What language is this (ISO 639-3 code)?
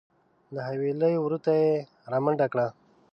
pus